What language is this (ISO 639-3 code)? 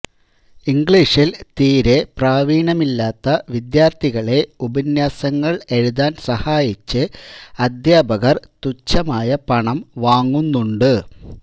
mal